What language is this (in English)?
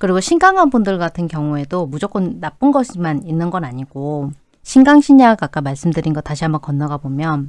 Korean